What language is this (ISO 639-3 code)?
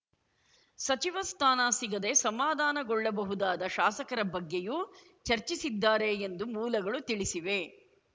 kan